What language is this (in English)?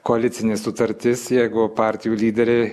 Lithuanian